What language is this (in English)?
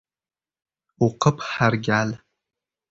Uzbek